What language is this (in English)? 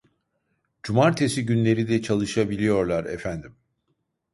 Turkish